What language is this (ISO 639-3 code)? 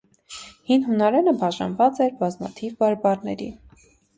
hye